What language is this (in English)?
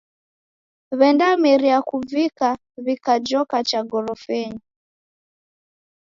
Taita